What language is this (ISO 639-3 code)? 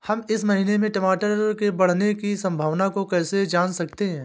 hin